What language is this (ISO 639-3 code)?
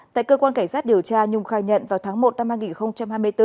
vie